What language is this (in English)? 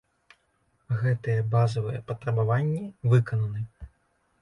Belarusian